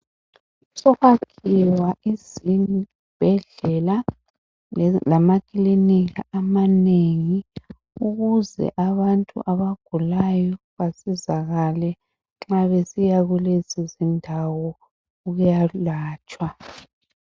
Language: North Ndebele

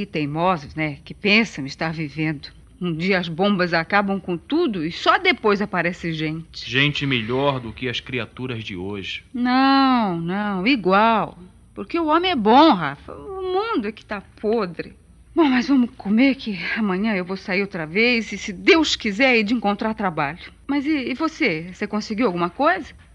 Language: Portuguese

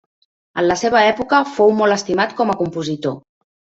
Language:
Catalan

